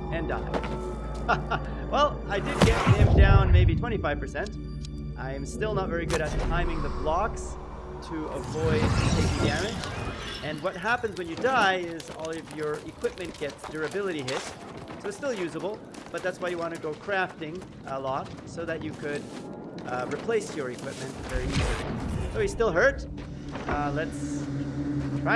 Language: English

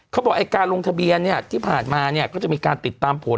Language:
Thai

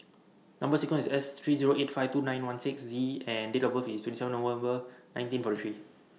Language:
English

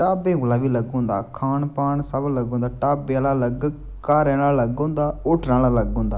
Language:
Dogri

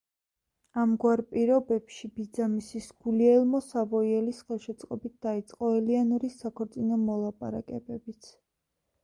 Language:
Georgian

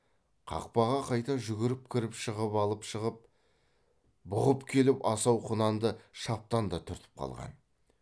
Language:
Kazakh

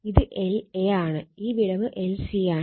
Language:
Malayalam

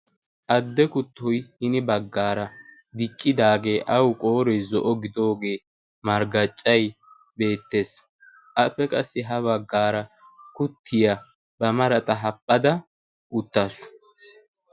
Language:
Wolaytta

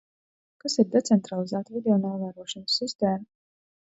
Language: Latvian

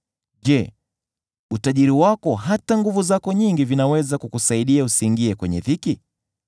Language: Swahili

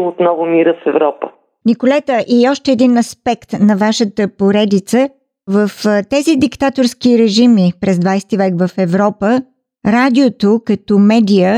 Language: Bulgarian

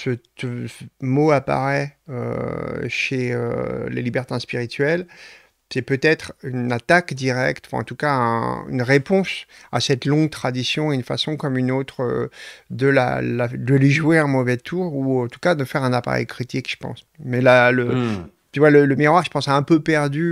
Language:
French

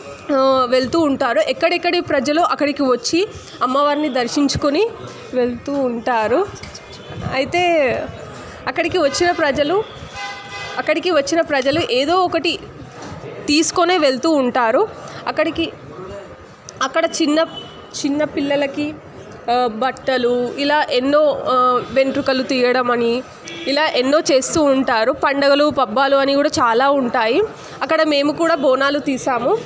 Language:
Telugu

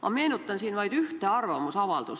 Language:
Estonian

